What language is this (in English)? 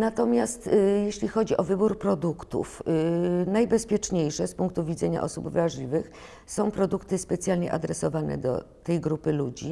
Polish